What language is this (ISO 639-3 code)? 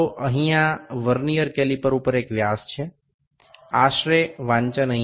ben